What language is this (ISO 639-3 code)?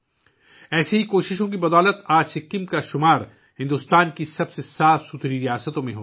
urd